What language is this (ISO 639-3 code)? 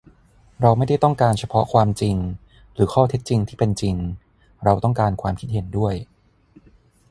tha